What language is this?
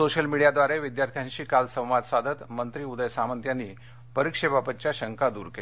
Marathi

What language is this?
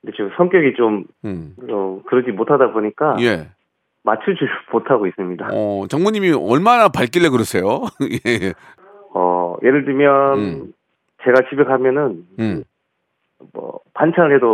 Korean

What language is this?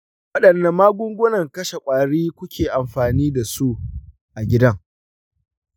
Hausa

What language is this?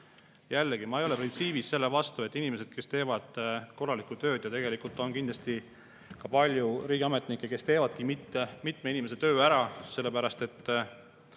Estonian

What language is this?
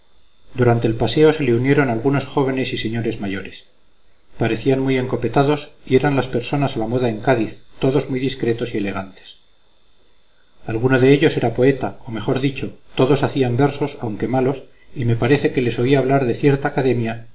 Spanish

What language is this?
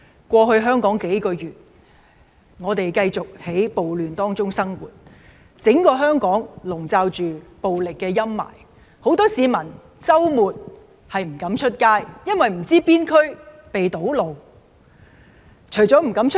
Cantonese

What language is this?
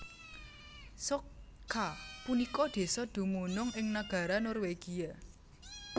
Javanese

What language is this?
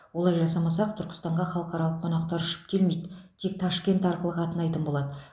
Kazakh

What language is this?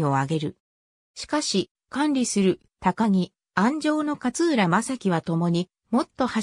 Japanese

